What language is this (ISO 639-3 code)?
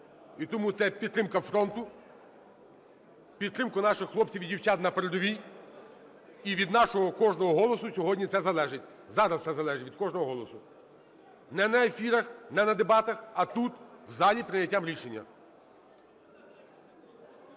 ukr